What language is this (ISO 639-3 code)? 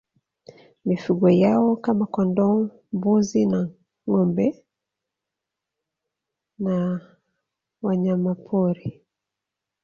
swa